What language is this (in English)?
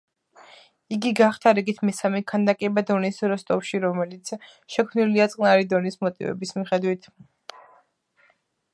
Georgian